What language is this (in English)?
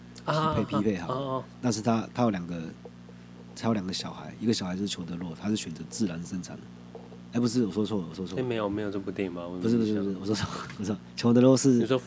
Chinese